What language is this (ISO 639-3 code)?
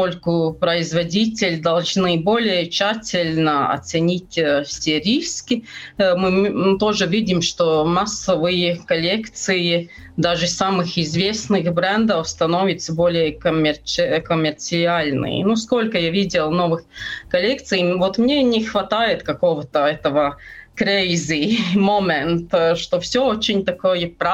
rus